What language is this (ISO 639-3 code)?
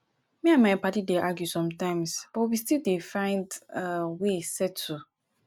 pcm